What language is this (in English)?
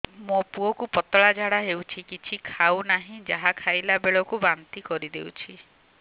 Odia